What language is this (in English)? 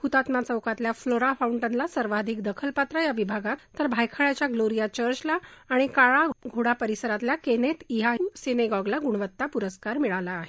Marathi